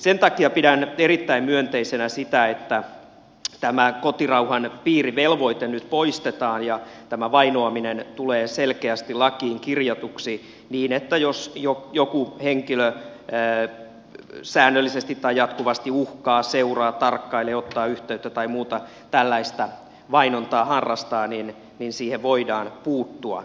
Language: Finnish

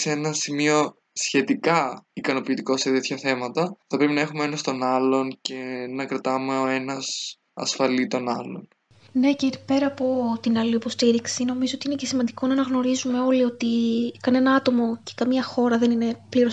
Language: Greek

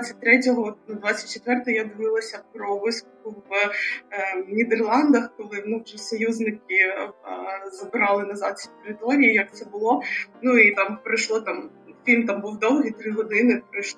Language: Ukrainian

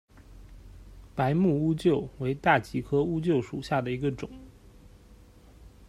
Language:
Chinese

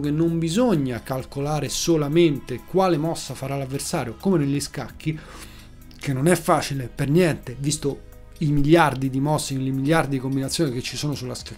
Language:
Italian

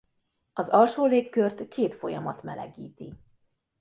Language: Hungarian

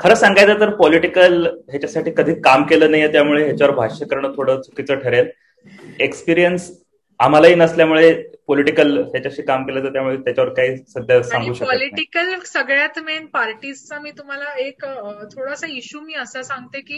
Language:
Marathi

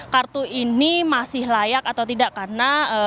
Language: Indonesian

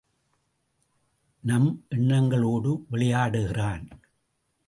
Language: Tamil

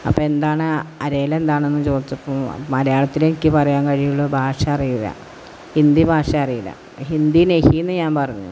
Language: Malayalam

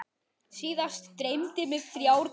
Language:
Icelandic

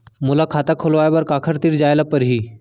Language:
Chhattisgarhi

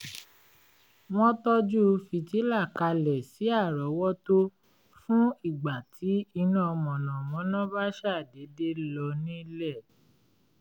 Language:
Yoruba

